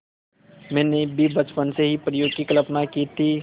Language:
Hindi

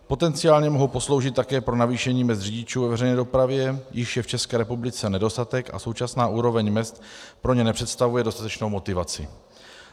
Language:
Czech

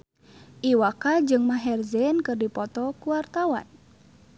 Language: Sundanese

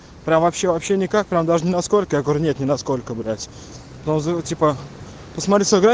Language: Russian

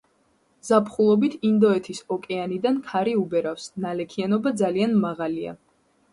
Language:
Georgian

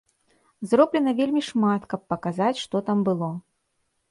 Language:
Belarusian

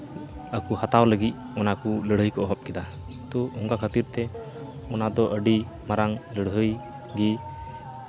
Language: Santali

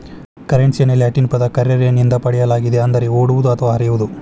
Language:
Kannada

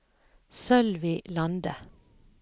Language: Norwegian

